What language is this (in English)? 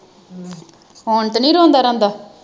Punjabi